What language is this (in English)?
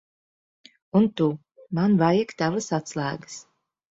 Latvian